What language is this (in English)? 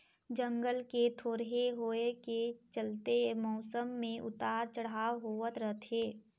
Chhattisgarhi